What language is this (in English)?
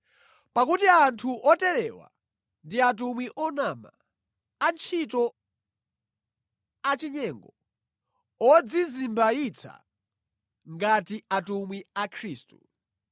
Nyanja